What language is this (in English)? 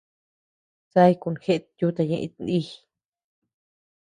Tepeuxila Cuicatec